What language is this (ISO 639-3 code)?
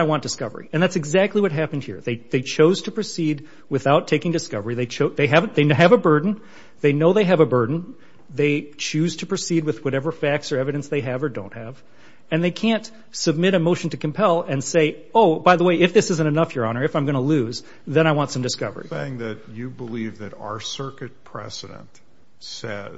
eng